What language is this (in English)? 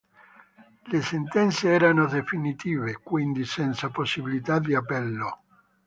Italian